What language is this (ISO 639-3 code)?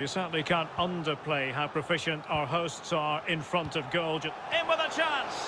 eng